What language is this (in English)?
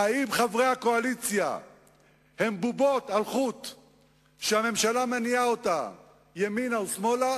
Hebrew